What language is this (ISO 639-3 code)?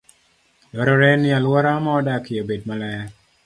luo